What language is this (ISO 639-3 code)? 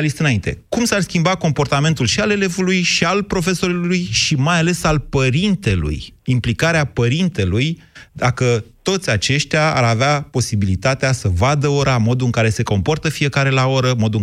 ron